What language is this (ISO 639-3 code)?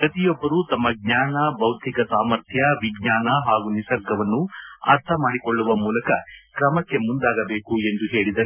kan